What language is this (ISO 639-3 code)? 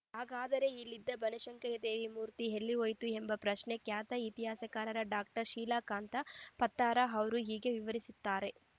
kan